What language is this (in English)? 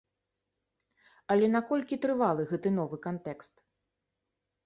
Belarusian